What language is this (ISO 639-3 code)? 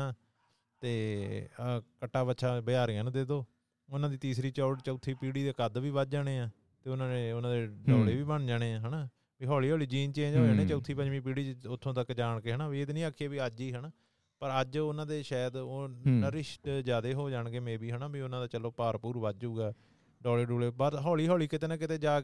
pan